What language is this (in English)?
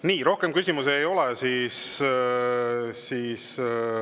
Estonian